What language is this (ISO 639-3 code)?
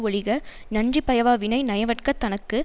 tam